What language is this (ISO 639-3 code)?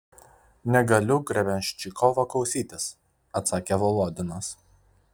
lit